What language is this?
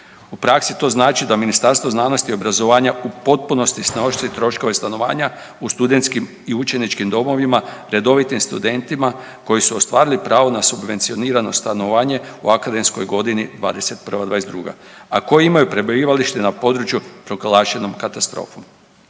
Croatian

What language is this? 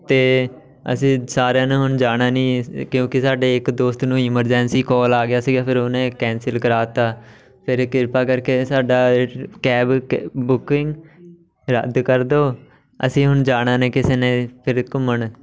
Punjabi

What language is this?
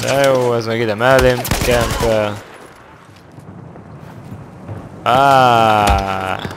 Hungarian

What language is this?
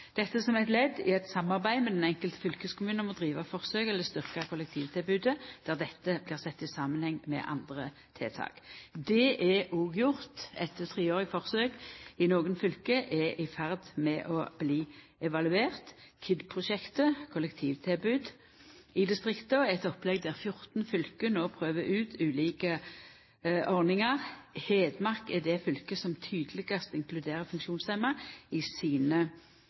Norwegian Nynorsk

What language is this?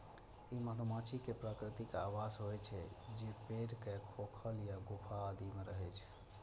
Maithili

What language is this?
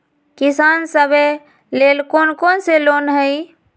Magahi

